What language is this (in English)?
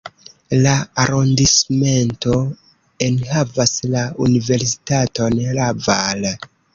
Esperanto